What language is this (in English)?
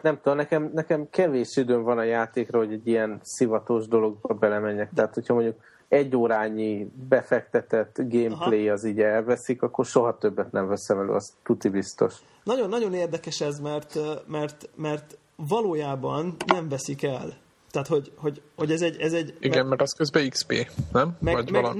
Hungarian